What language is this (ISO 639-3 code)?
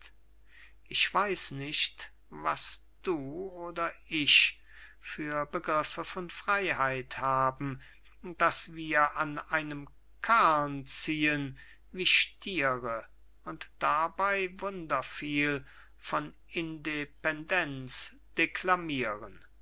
deu